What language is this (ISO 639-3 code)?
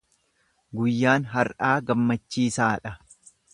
orm